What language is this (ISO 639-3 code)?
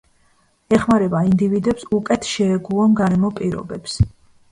kat